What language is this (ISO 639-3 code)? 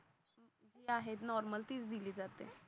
mar